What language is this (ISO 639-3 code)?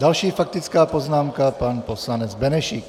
ces